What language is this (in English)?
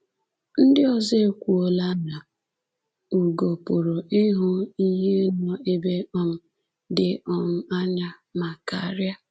Igbo